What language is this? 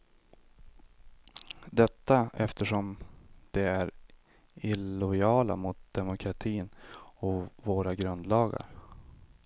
Swedish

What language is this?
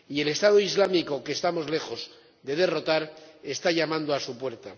Spanish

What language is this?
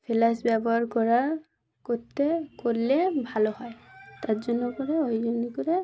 Bangla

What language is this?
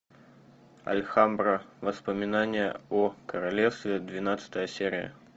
Russian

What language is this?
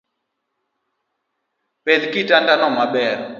Luo (Kenya and Tanzania)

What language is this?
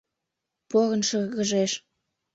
Mari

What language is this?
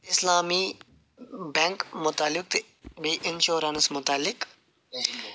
Kashmiri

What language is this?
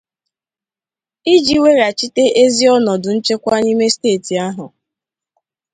Igbo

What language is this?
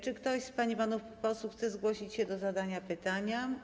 Polish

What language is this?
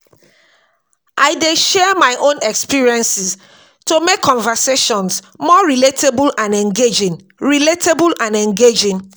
Nigerian Pidgin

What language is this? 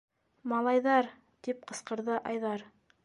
Bashkir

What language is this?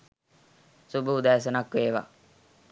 Sinhala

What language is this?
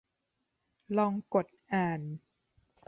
Thai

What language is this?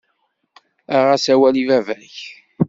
Kabyle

